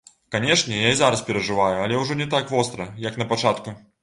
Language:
Belarusian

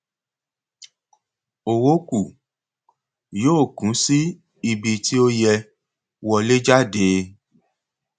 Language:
Yoruba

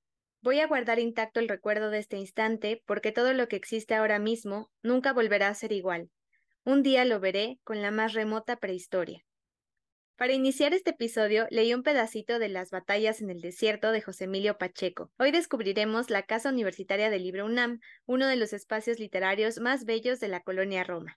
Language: Spanish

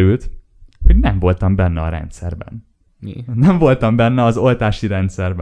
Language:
Hungarian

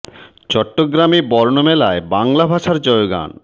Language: Bangla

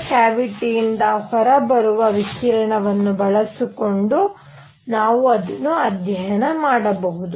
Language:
Kannada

